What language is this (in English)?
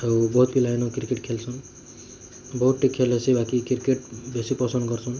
Odia